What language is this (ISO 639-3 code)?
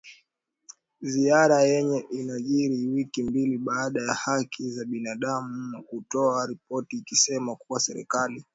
swa